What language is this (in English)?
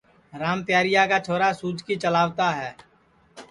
Sansi